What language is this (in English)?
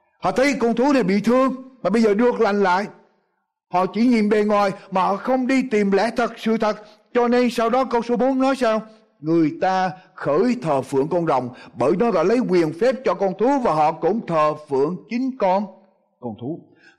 Vietnamese